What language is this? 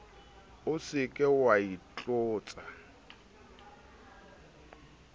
Southern Sotho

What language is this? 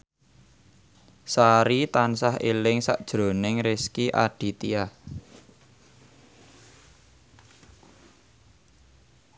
Javanese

